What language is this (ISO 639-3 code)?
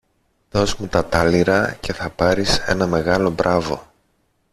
ell